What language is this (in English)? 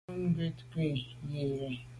Medumba